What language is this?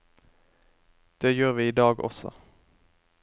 Norwegian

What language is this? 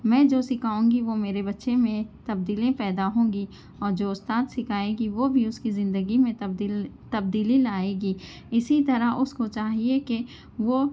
Urdu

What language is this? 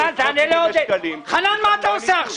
Hebrew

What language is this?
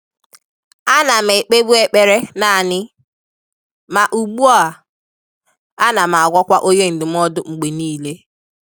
Igbo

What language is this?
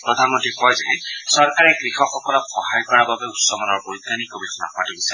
Assamese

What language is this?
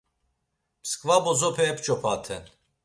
Laz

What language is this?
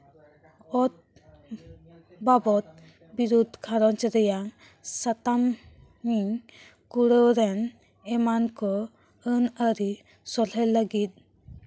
Santali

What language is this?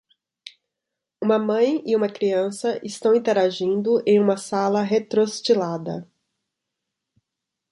Portuguese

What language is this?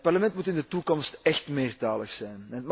Dutch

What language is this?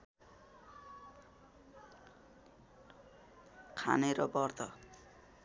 Nepali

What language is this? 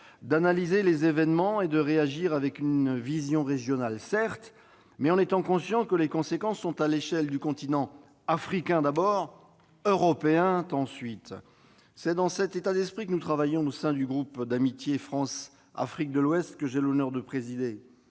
French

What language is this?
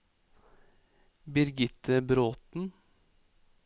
Norwegian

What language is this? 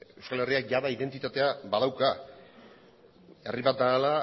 Basque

